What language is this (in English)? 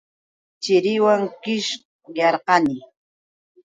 Yauyos Quechua